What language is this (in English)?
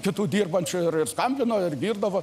Lithuanian